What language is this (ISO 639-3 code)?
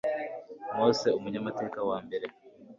kin